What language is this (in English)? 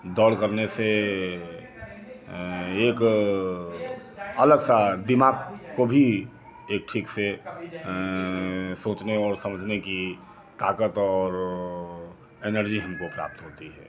Hindi